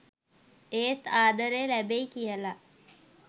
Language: Sinhala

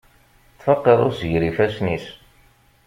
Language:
Kabyle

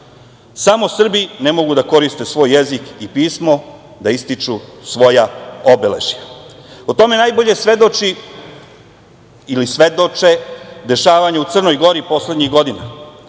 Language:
Serbian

